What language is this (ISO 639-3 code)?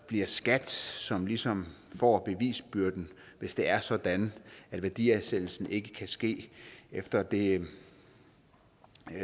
dan